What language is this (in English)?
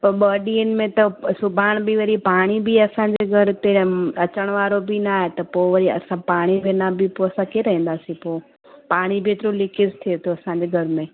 Sindhi